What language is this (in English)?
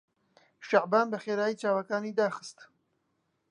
Central Kurdish